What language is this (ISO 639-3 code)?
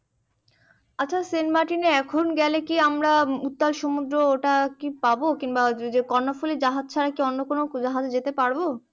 ben